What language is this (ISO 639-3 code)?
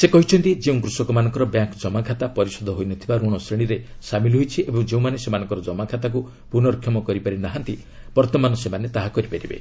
ori